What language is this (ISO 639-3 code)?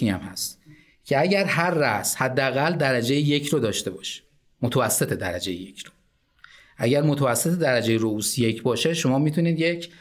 fas